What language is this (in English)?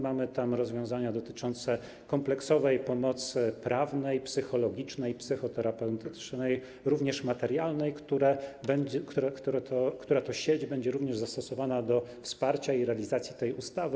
Polish